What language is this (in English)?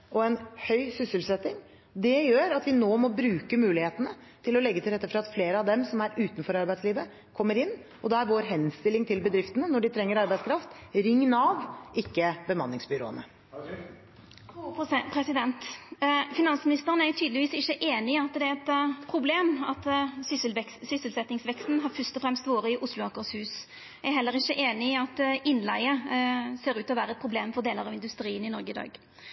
Norwegian